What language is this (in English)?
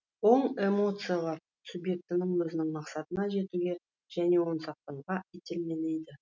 Kazakh